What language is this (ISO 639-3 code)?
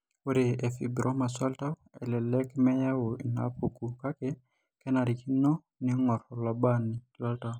mas